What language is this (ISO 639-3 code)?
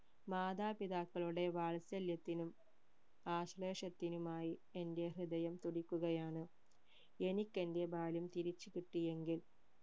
mal